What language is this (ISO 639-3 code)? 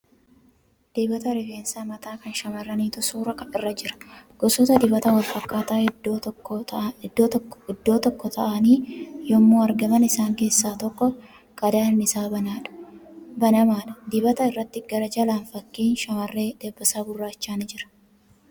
orm